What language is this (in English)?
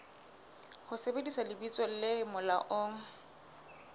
Southern Sotho